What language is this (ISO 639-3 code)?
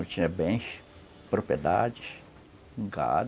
por